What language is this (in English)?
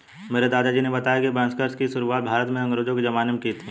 Hindi